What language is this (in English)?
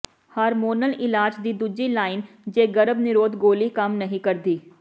Punjabi